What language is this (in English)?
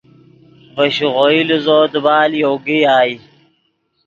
Yidgha